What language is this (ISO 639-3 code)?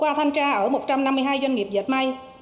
vie